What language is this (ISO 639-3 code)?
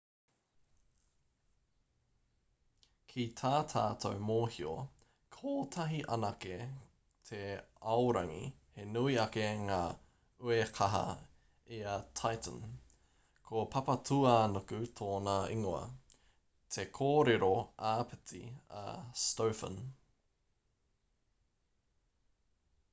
mri